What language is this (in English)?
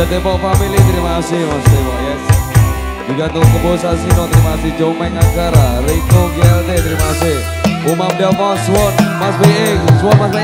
Indonesian